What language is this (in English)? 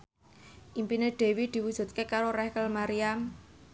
Javanese